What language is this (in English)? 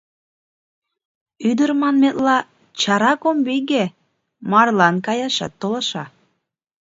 Mari